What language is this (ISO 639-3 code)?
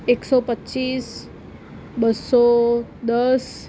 guj